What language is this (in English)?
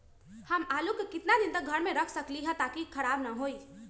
Magahi